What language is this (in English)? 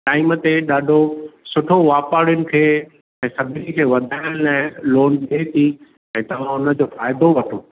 Sindhi